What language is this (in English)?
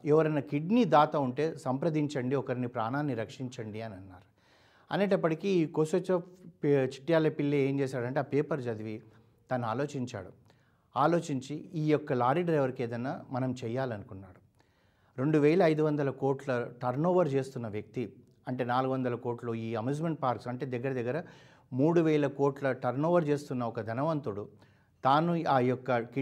Telugu